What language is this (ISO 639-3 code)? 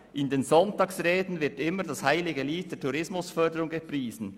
gsw